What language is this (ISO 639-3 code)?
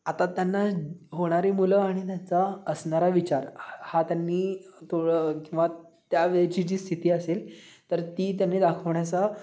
mar